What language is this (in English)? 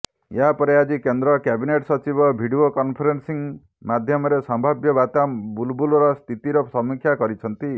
Odia